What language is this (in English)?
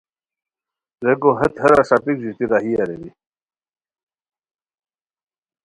Khowar